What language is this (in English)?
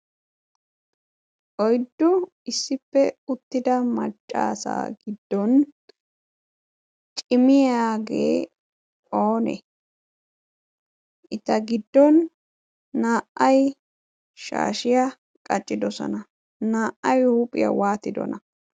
Wolaytta